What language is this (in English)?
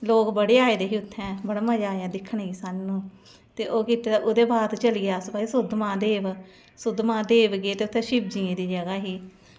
Dogri